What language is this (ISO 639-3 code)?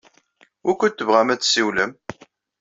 kab